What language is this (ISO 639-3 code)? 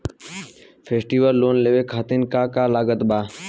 bho